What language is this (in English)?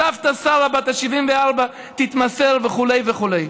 Hebrew